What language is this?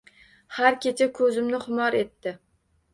Uzbek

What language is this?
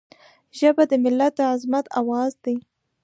Pashto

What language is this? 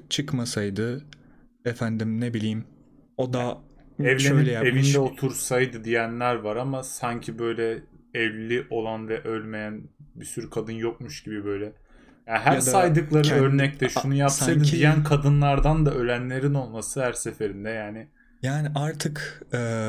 Turkish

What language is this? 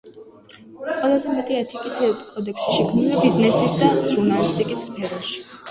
Georgian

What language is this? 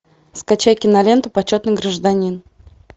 Russian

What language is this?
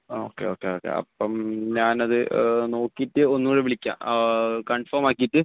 Malayalam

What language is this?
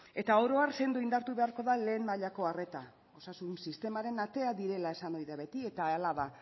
Basque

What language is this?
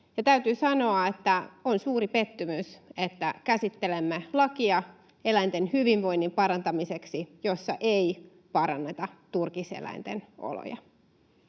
Finnish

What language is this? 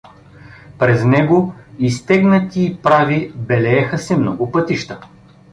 Bulgarian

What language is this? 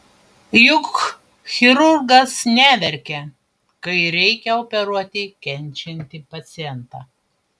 Lithuanian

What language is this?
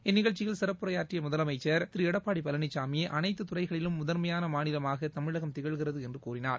Tamil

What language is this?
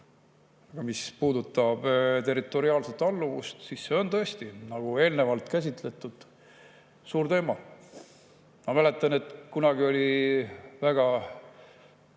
Estonian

